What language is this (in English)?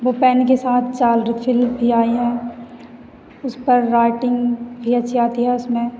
Hindi